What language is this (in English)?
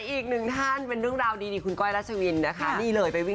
Thai